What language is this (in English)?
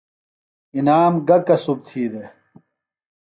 Phalura